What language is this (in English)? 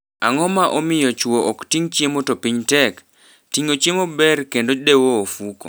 Luo (Kenya and Tanzania)